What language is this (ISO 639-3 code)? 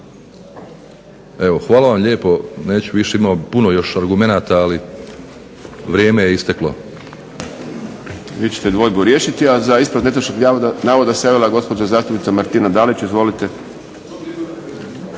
hrv